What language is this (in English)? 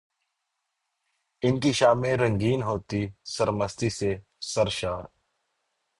Urdu